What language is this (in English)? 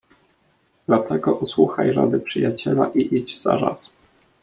Polish